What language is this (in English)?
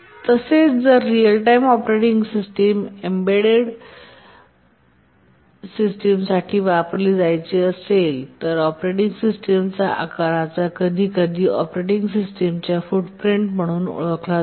Marathi